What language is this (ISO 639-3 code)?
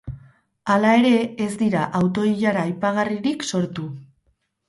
eus